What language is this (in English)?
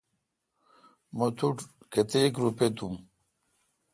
Kalkoti